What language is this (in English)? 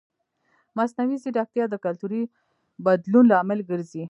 Pashto